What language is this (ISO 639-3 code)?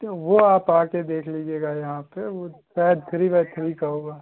hin